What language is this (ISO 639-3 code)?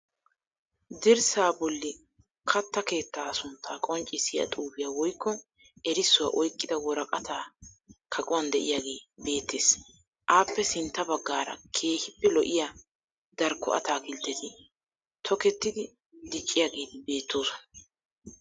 wal